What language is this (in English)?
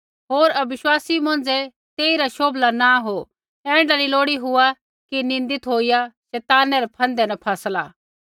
Kullu Pahari